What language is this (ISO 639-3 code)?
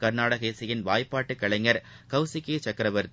tam